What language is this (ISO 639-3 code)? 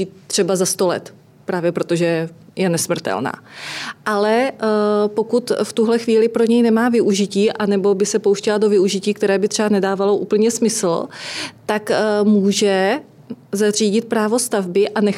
ces